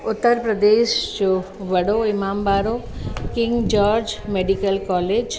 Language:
Sindhi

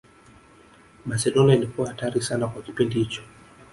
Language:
Swahili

